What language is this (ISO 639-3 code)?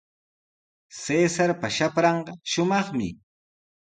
qws